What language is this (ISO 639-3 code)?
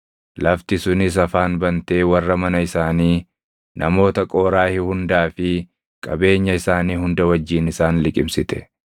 orm